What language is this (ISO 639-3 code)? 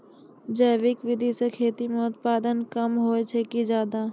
mai